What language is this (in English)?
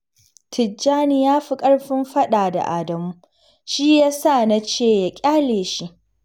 Hausa